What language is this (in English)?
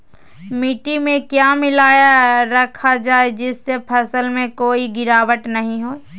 Magahi